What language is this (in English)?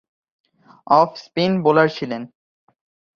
Bangla